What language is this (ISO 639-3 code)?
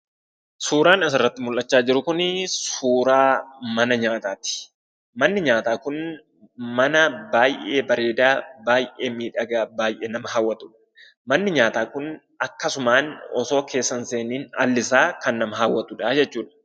orm